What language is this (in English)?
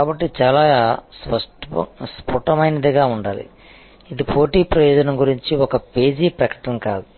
Telugu